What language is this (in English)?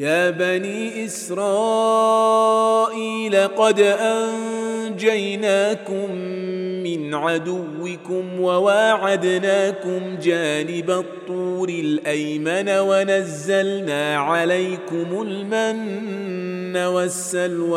Arabic